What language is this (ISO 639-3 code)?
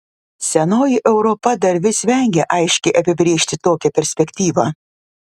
lit